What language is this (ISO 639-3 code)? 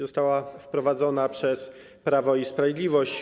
pol